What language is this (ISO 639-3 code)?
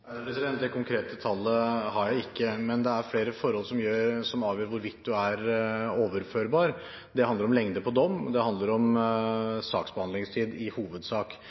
nor